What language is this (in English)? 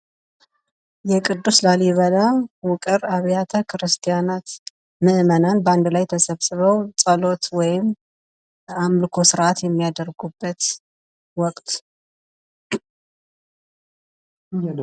Amharic